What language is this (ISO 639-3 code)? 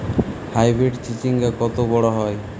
ben